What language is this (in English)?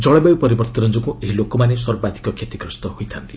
Odia